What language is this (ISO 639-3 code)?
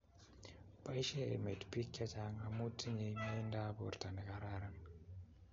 kln